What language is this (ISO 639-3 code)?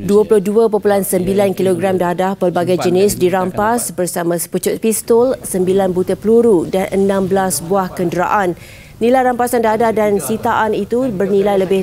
msa